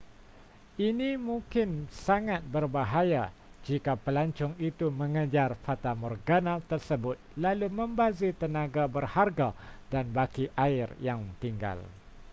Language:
Malay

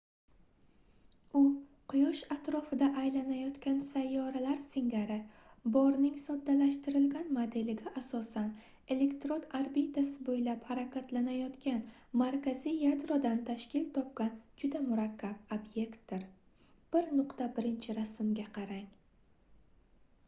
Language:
Uzbek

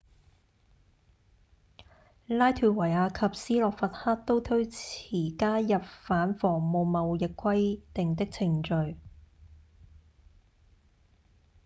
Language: Cantonese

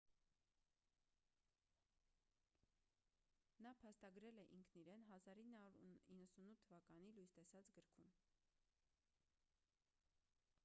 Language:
Armenian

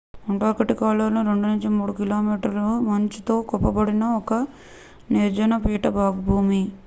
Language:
Telugu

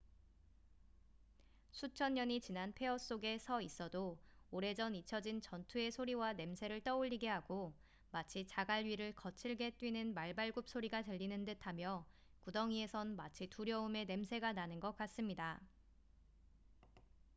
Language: Korean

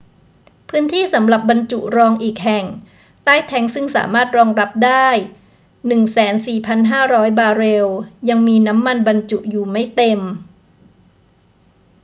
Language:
Thai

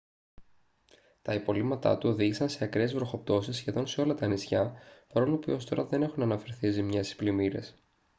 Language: Greek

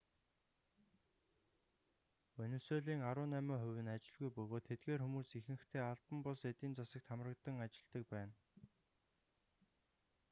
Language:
Mongolian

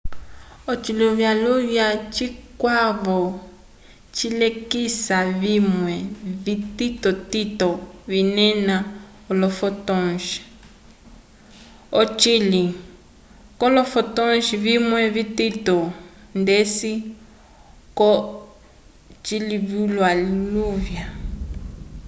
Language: Umbundu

